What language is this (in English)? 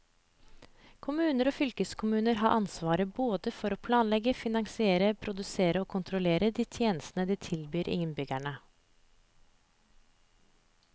Norwegian